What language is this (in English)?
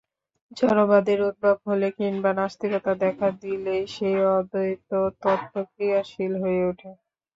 Bangla